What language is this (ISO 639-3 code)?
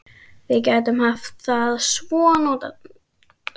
isl